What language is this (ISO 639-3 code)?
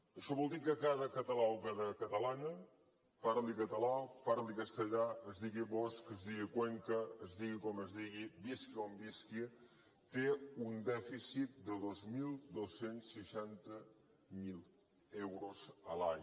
cat